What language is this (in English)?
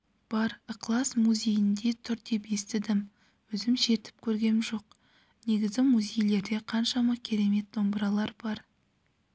Kazakh